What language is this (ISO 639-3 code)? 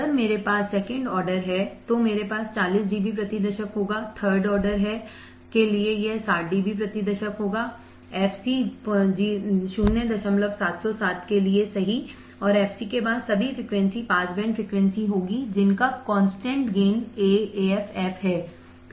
hin